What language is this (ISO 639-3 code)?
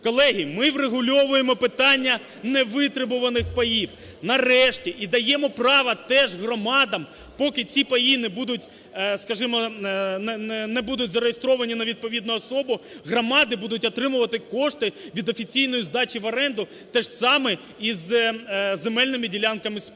ukr